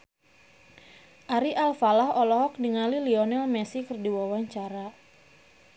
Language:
Sundanese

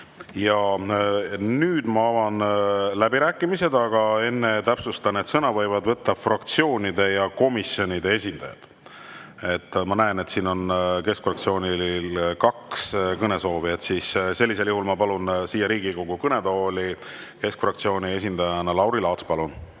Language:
Estonian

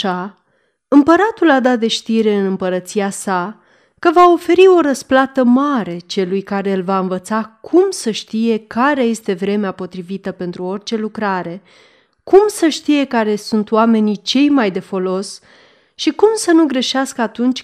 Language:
Romanian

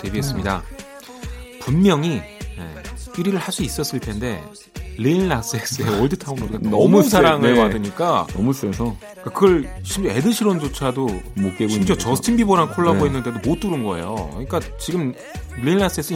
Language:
Korean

